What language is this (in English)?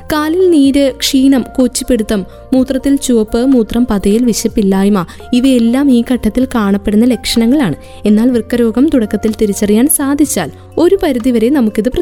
Malayalam